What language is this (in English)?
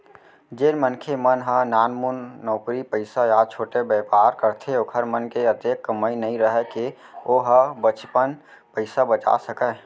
Chhattisgarhi